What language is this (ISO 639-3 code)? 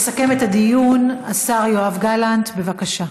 heb